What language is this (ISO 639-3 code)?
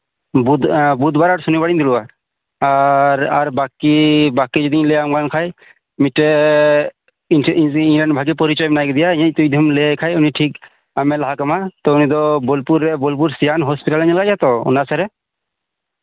sat